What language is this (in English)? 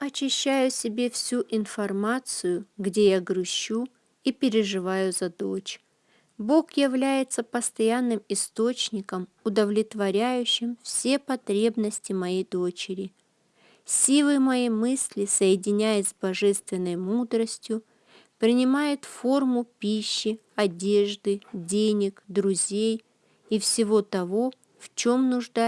Russian